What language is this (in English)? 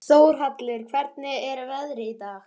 Icelandic